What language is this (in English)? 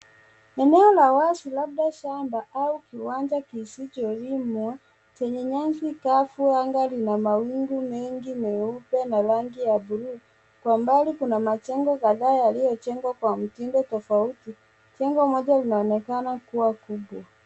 Swahili